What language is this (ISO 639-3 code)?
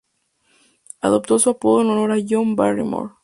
spa